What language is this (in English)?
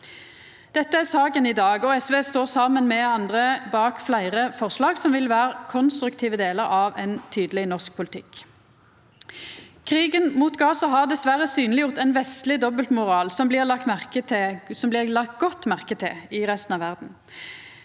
Norwegian